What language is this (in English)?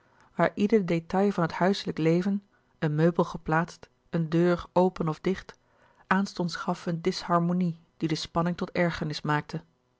Dutch